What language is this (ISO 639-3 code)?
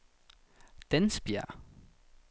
dan